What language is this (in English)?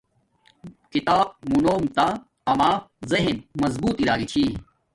Domaaki